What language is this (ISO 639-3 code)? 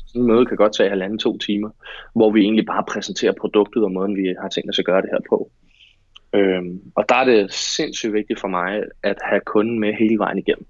dan